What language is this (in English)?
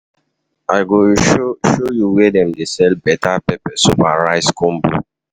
Nigerian Pidgin